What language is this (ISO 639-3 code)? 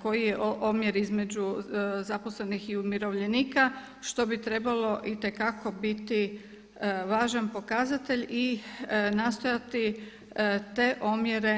hrv